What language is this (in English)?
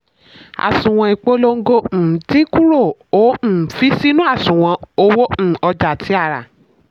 Yoruba